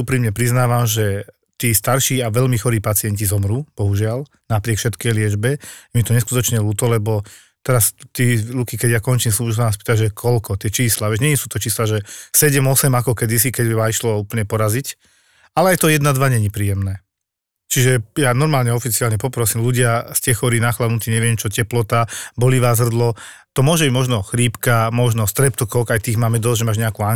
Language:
Slovak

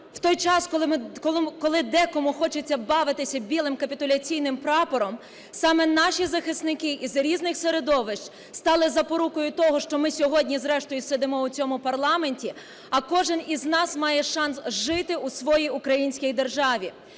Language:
Ukrainian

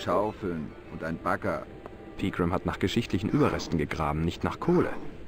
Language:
German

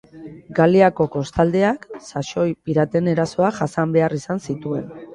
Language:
Basque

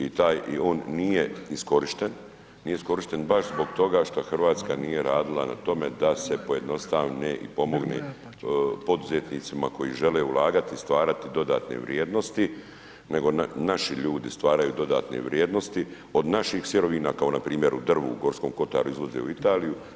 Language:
Croatian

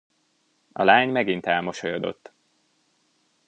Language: Hungarian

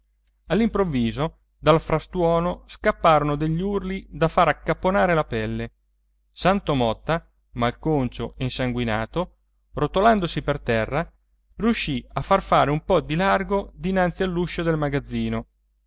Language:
Italian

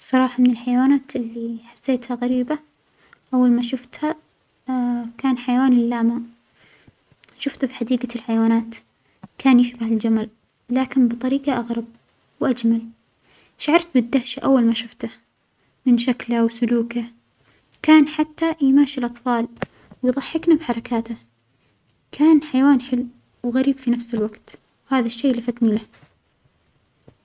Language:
Omani Arabic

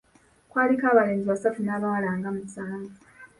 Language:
Ganda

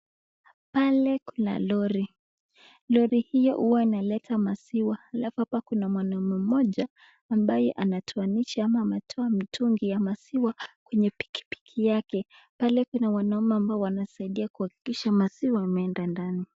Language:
Swahili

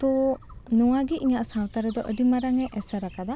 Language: Santali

